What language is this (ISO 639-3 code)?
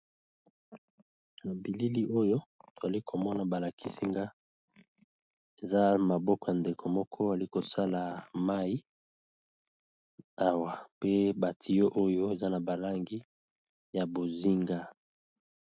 lin